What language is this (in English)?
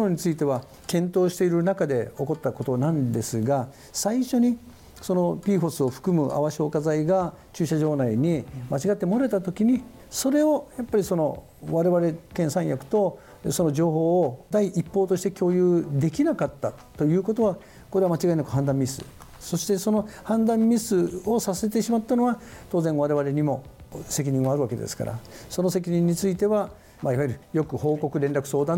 Japanese